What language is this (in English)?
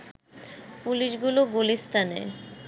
Bangla